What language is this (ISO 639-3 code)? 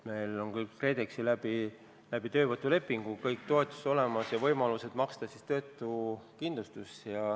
est